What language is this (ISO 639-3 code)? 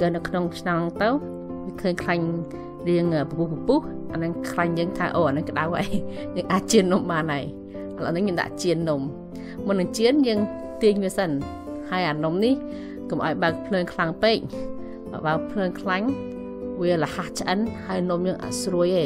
tha